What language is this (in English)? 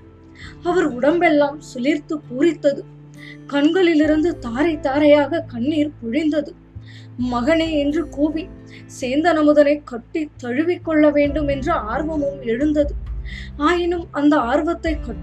Tamil